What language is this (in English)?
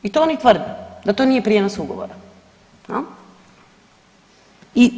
Croatian